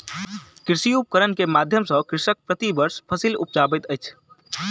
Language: Maithili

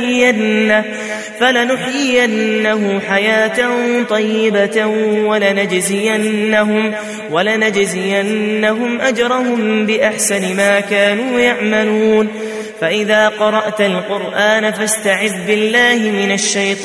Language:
Arabic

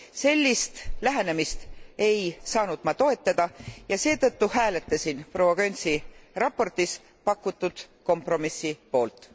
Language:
Estonian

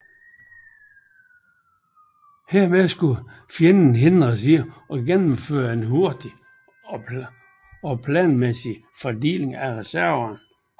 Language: Danish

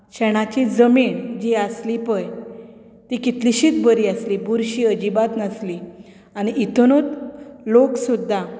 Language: Konkani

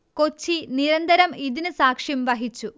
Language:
Malayalam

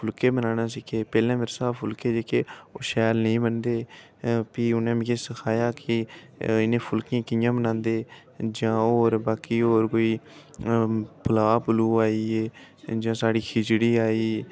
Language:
Dogri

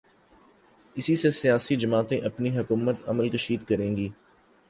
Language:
Urdu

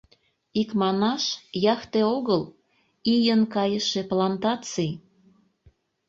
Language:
Mari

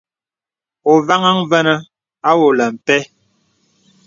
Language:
Bebele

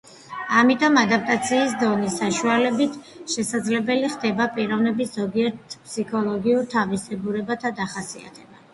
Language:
Georgian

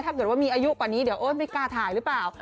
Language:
Thai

